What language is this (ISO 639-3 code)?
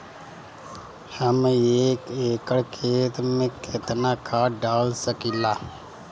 bho